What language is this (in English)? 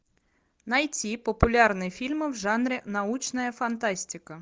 Russian